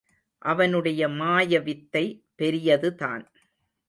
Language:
Tamil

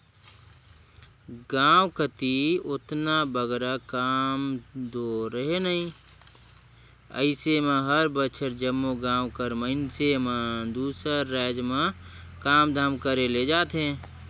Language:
Chhattisgarhi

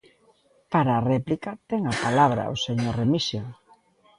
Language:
Galician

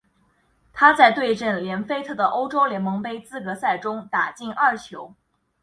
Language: Chinese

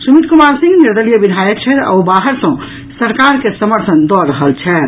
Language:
Maithili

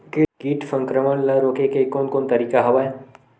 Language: Chhattisgarhi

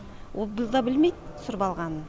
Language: Kazakh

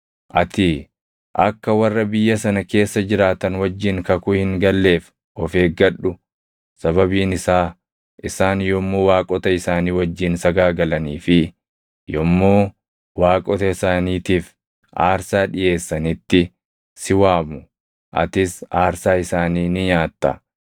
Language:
Oromo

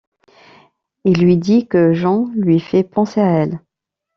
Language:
French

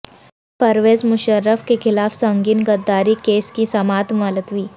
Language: Urdu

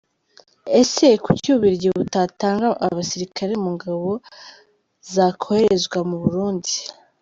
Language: Kinyarwanda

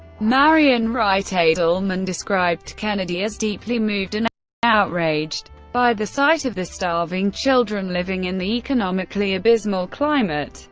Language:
English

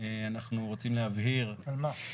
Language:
Hebrew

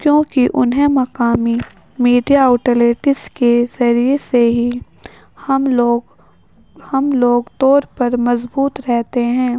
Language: Urdu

